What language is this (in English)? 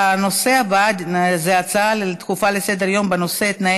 Hebrew